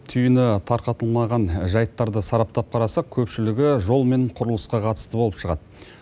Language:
Kazakh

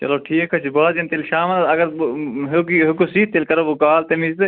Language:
Kashmiri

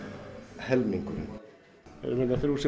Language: Icelandic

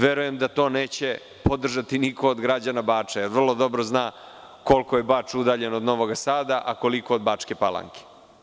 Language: Serbian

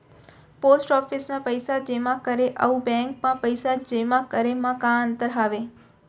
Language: Chhattisgarhi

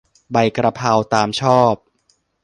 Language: Thai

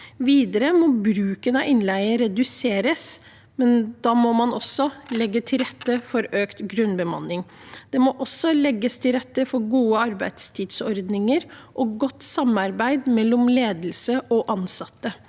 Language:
Norwegian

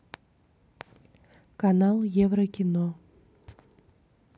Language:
Russian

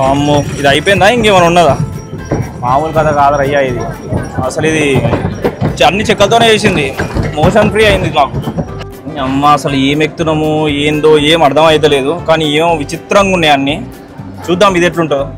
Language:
Telugu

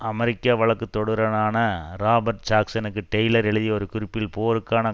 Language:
Tamil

